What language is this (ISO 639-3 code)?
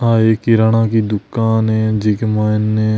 mwr